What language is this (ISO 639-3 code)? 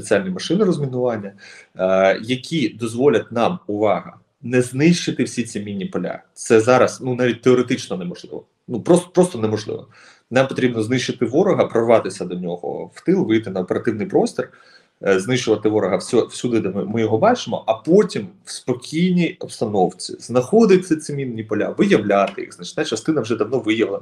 ukr